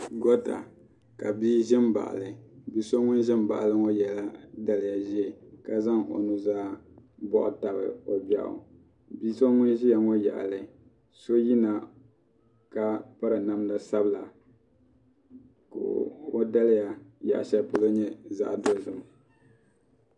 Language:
Dagbani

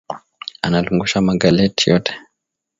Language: Swahili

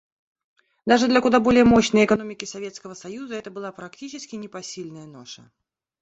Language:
Russian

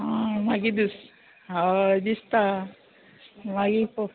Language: Konkani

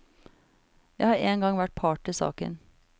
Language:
Norwegian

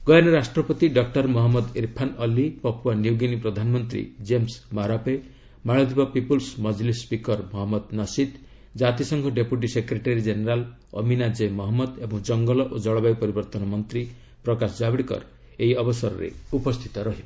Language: Odia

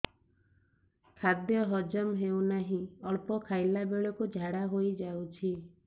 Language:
Odia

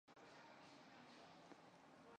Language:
Chinese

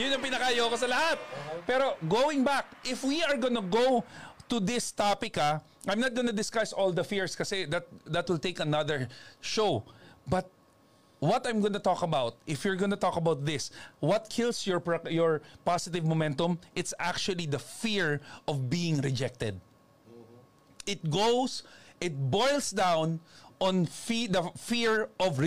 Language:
Filipino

